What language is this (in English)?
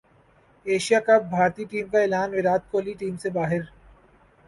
Urdu